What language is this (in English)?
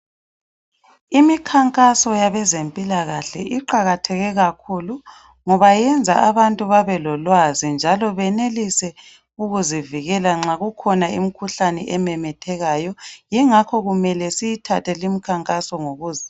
North Ndebele